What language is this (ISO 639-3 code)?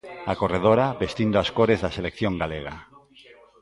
glg